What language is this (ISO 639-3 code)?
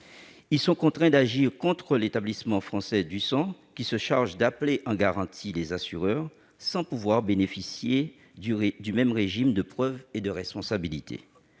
fra